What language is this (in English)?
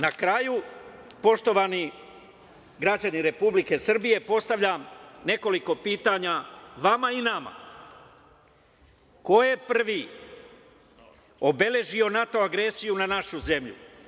Serbian